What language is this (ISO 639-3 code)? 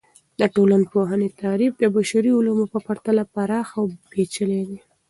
pus